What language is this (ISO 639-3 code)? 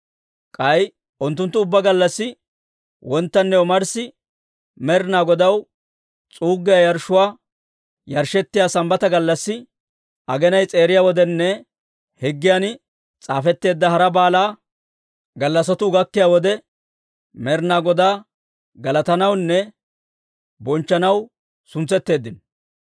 dwr